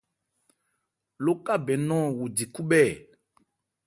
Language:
Ebrié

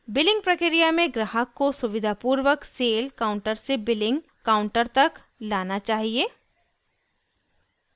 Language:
Hindi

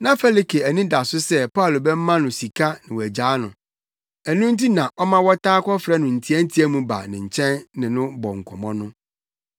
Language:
Akan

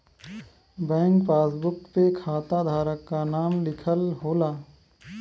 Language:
Bhojpuri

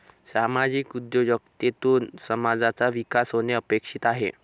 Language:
Marathi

